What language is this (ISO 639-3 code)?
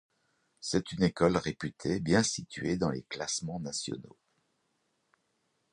fra